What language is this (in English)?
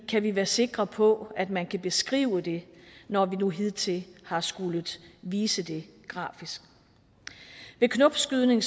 Danish